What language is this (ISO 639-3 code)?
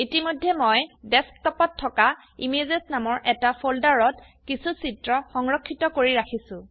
asm